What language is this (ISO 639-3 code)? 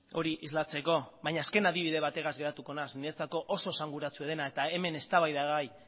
eus